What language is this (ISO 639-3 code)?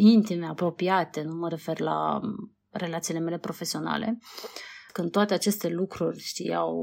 ron